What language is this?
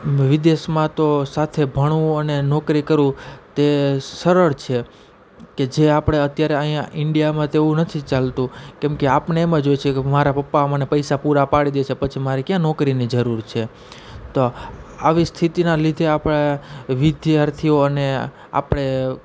Gujarati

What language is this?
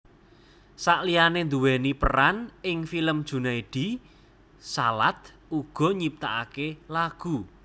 Javanese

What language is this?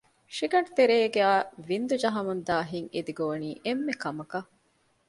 Divehi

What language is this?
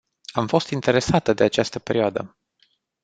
Romanian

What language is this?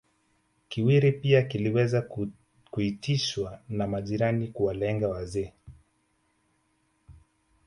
Swahili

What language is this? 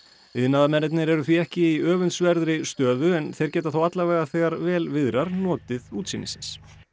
Icelandic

